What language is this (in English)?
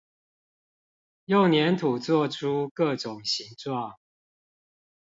Chinese